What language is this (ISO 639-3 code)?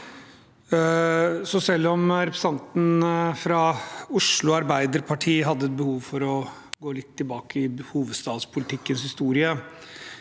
nor